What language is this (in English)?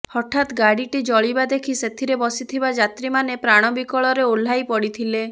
Odia